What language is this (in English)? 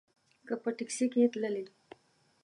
Pashto